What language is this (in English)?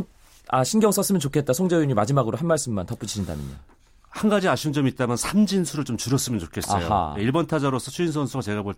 Korean